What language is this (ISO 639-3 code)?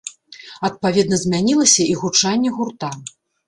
bel